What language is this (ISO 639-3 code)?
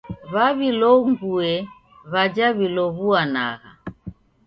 dav